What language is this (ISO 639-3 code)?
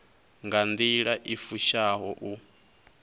ven